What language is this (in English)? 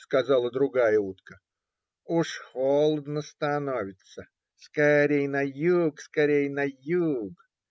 Russian